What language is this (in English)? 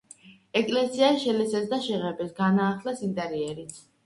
Georgian